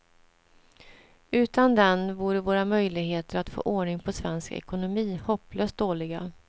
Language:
Swedish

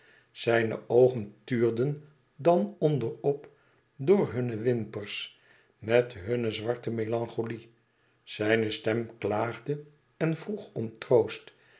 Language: Dutch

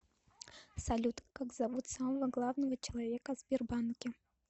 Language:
Russian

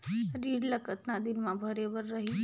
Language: Chhattisgarhi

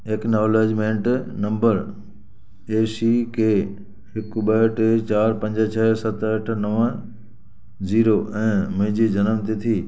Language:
Sindhi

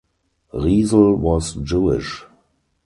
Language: English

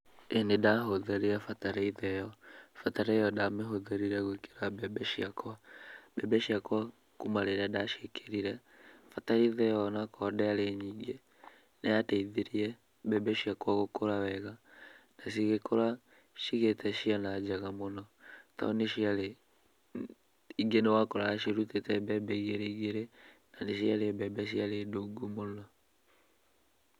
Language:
Kikuyu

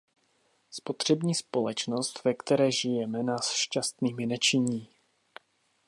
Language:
Czech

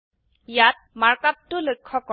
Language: Assamese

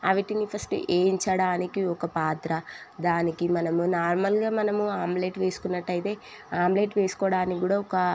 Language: Telugu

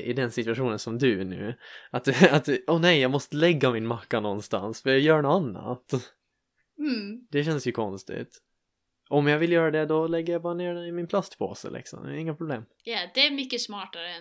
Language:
Swedish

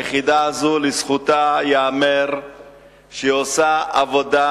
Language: Hebrew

